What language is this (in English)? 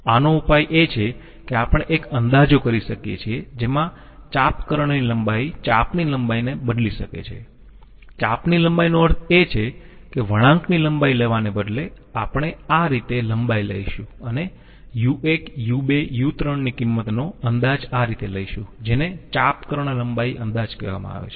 Gujarati